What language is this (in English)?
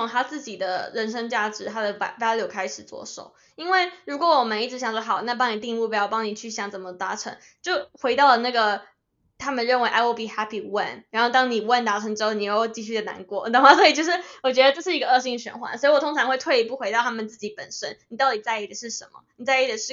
Chinese